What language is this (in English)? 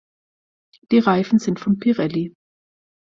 German